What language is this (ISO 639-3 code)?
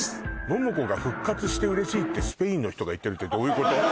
jpn